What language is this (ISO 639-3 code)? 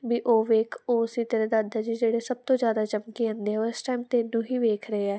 pan